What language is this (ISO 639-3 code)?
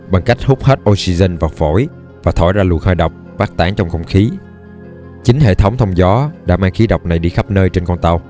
vie